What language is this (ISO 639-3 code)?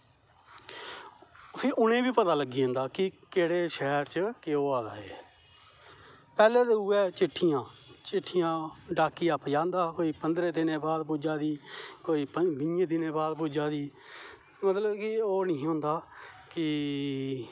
doi